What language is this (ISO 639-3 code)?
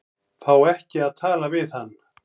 isl